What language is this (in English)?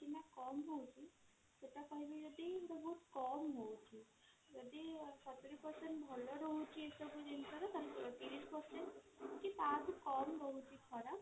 Odia